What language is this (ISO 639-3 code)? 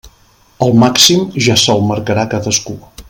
cat